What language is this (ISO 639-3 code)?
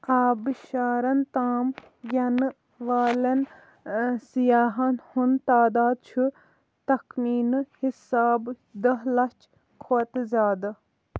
kas